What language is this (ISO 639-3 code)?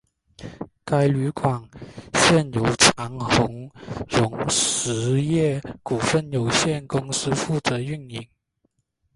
zho